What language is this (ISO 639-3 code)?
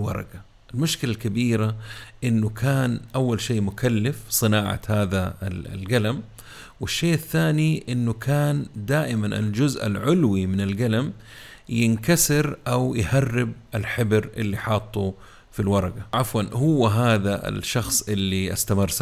ara